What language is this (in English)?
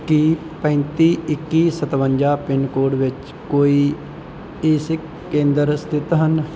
Punjabi